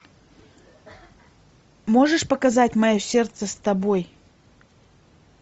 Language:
Russian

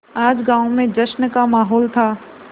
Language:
Hindi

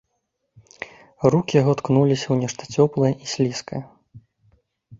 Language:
Belarusian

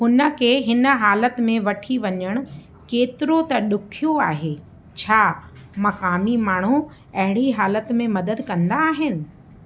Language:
Sindhi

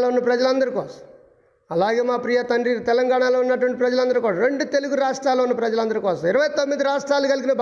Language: Telugu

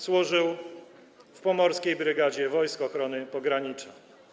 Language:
Polish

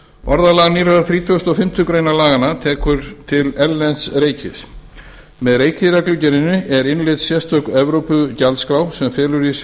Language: Icelandic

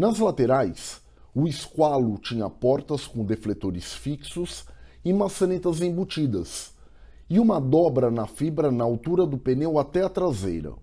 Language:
Portuguese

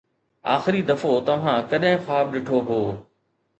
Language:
Sindhi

